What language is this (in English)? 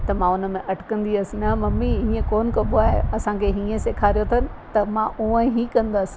Sindhi